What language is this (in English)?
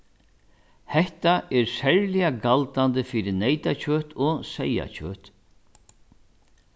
Faroese